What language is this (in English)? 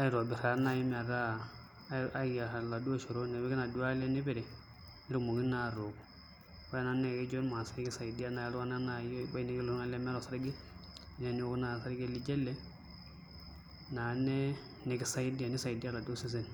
Masai